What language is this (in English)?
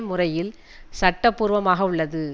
Tamil